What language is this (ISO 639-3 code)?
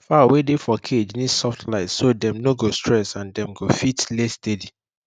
pcm